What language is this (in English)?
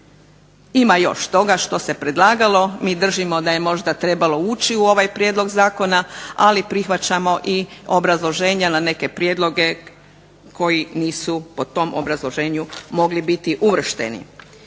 Croatian